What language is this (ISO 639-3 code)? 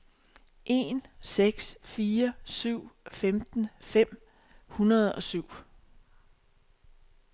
dan